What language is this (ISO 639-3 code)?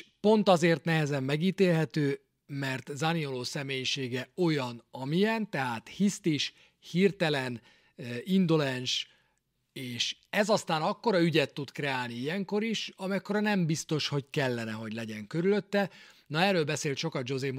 hun